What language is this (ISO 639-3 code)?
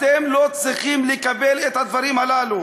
heb